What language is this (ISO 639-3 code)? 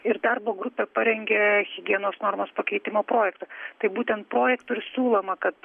lit